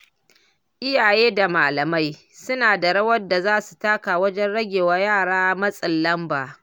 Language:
Hausa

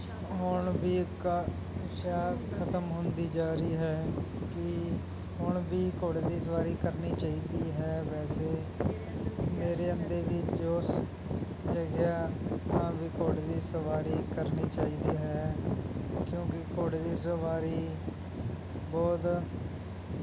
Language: Punjabi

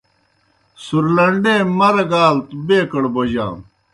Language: Kohistani Shina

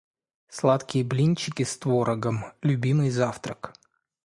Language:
Russian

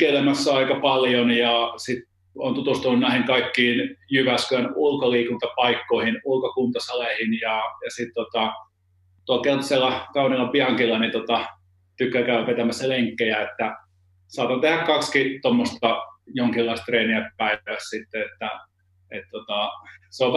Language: Finnish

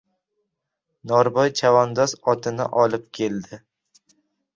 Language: Uzbek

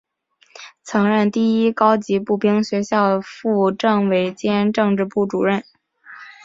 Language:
Chinese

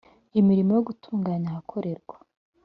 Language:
Kinyarwanda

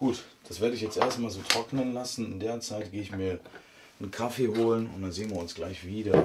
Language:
German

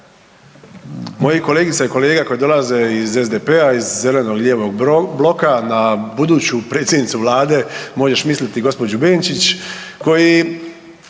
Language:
Croatian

